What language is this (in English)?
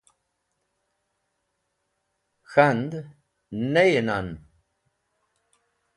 Wakhi